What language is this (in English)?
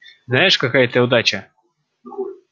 Russian